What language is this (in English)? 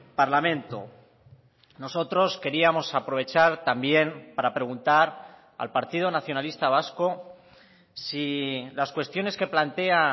Spanish